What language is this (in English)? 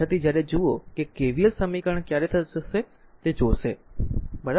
Gujarati